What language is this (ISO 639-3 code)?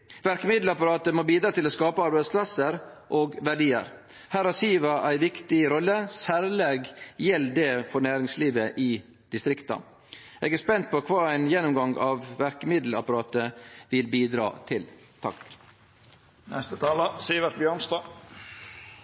nno